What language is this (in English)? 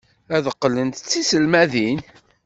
Kabyle